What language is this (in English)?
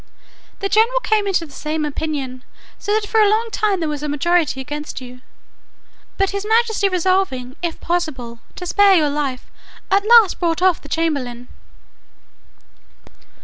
English